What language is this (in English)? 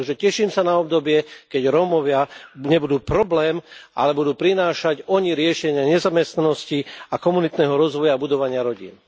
Slovak